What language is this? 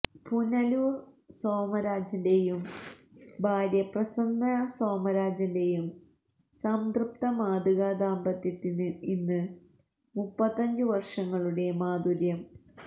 Malayalam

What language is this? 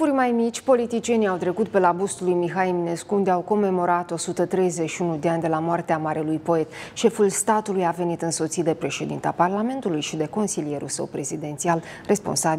Romanian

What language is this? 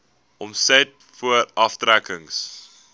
Afrikaans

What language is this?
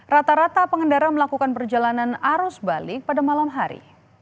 Indonesian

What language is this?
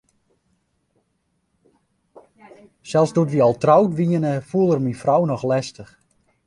Western Frisian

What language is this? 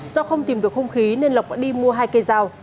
Vietnamese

